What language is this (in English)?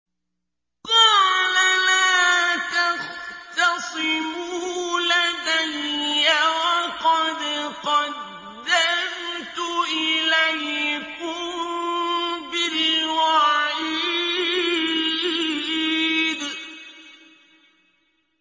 Arabic